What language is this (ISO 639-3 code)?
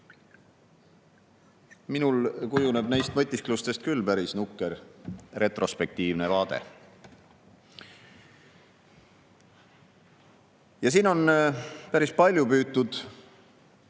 est